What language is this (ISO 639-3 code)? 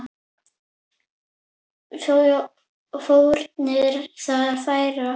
isl